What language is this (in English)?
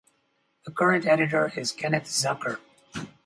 English